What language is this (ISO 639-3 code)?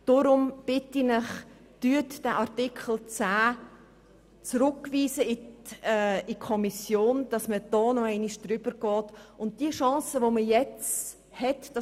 gsw